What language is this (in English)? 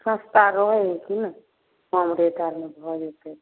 Maithili